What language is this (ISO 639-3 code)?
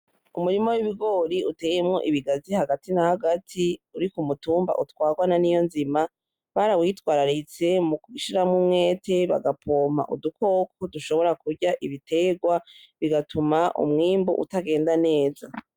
run